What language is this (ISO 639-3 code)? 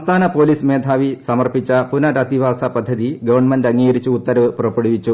mal